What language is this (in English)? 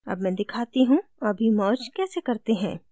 Hindi